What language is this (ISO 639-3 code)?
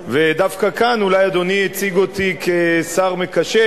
heb